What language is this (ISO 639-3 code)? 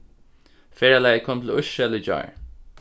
fao